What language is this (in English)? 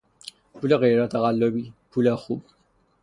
Persian